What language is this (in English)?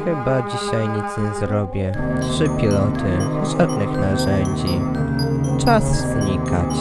Polish